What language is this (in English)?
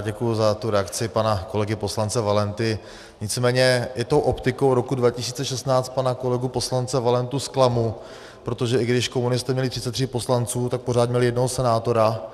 Czech